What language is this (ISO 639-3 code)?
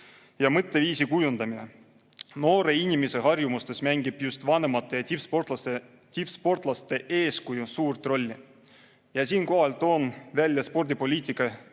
est